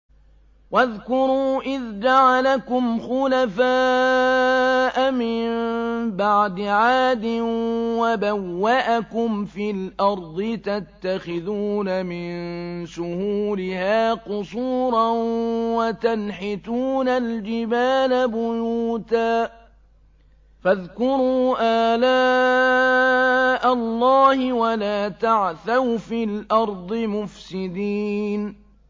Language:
Arabic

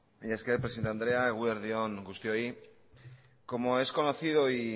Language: Basque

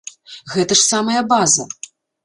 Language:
Belarusian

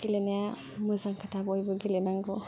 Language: Bodo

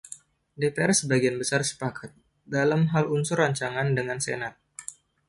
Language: Indonesian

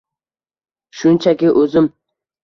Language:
Uzbek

